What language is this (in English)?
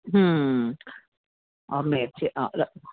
Dogri